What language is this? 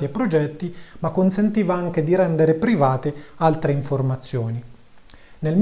Italian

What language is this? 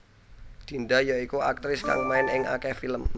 Javanese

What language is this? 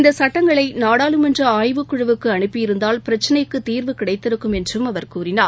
Tamil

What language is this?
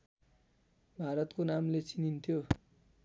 Nepali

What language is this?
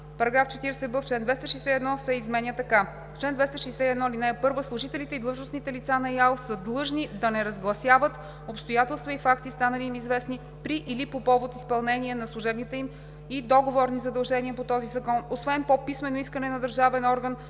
Bulgarian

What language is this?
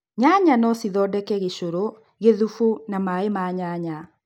Kikuyu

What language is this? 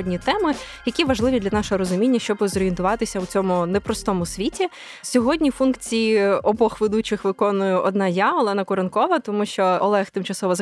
Ukrainian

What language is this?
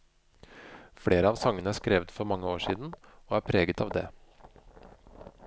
Norwegian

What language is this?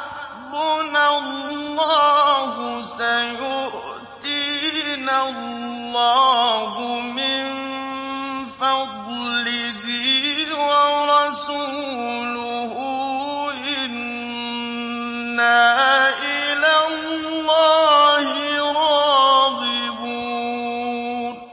Arabic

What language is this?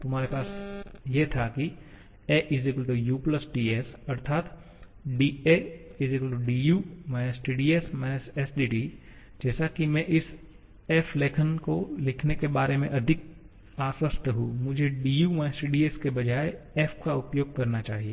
Hindi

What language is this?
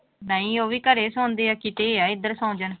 Punjabi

